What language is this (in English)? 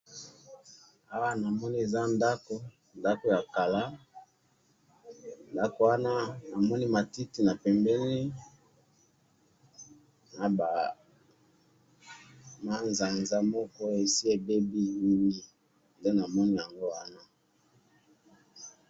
Lingala